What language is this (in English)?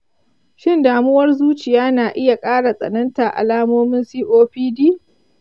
Hausa